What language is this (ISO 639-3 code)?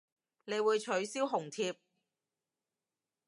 yue